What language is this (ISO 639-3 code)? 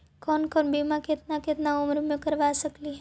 mag